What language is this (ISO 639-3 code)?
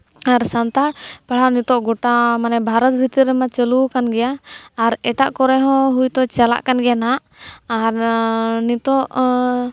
sat